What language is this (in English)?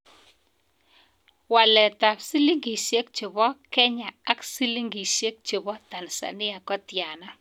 Kalenjin